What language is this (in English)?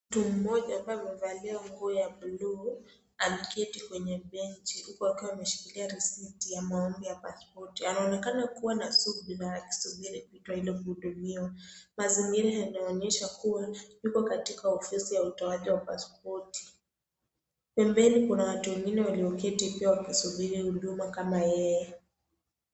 Swahili